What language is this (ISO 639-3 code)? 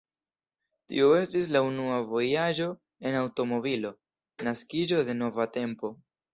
epo